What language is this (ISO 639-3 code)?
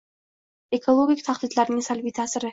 uzb